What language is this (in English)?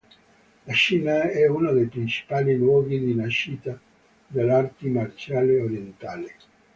Italian